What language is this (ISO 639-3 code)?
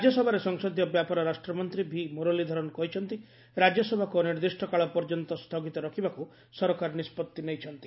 ori